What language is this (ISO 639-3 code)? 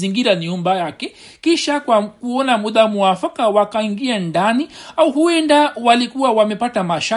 swa